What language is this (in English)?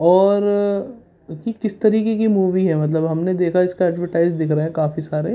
Urdu